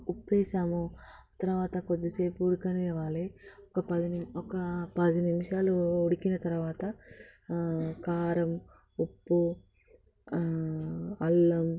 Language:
Telugu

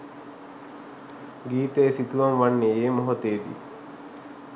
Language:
Sinhala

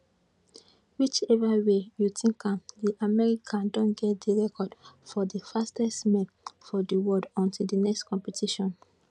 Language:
Nigerian Pidgin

